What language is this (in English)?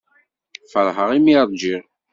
Kabyle